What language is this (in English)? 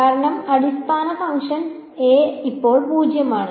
Malayalam